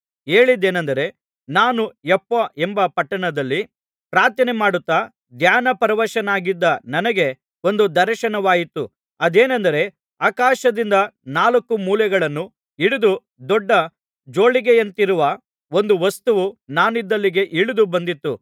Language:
Kannada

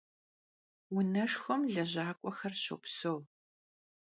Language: Kabardian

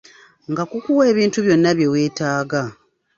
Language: Ganda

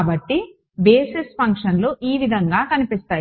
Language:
Telugu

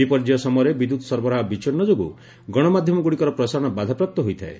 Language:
Odia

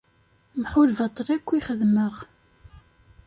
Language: Kabyle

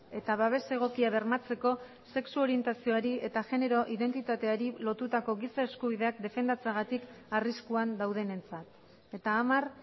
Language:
Basque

